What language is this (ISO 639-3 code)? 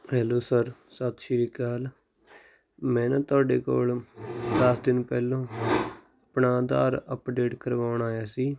pan